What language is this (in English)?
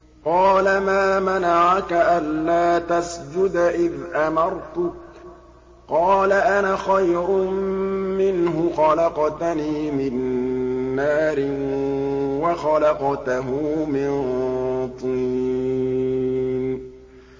Arabic